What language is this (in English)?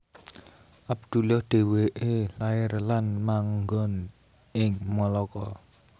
Javanese